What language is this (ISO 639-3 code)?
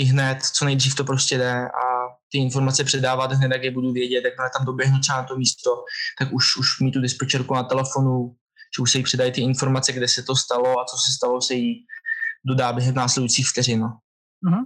ces